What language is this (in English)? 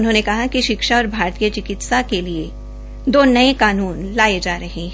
Hindi